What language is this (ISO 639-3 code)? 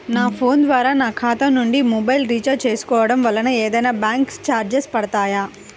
tel